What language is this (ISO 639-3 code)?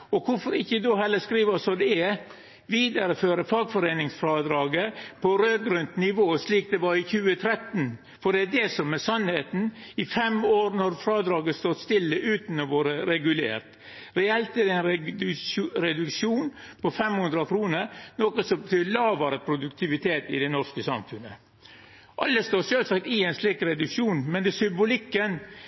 nno